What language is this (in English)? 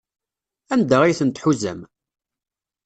Kabyle